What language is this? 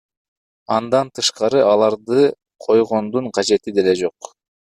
Kyrgyz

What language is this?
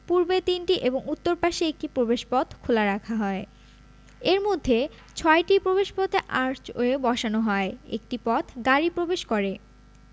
Bangla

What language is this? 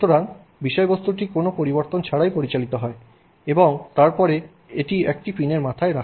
Bangla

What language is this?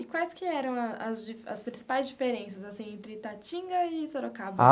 Portuguese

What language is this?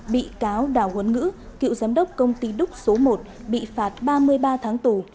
Vietnamese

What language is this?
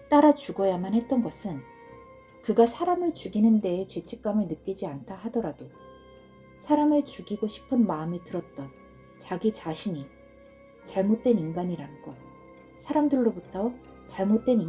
Korean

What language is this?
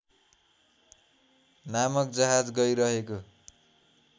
Nepali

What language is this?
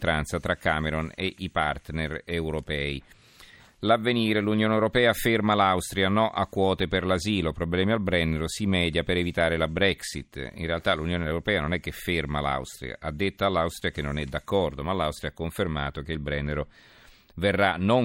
Italian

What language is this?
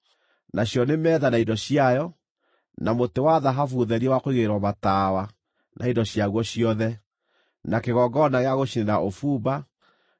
Kikuyu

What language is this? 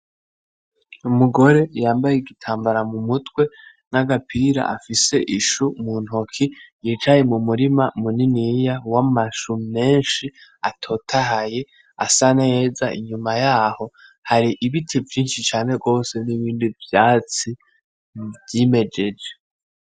Rundi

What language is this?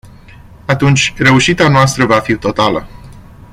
Romanian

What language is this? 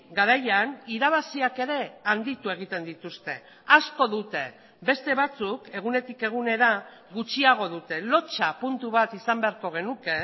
Basque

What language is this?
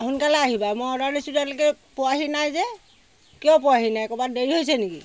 Assamese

